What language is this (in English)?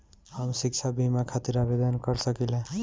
Bhojpuri